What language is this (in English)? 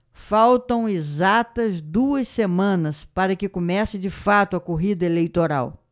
Portuguese